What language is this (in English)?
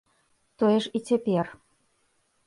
Belarusian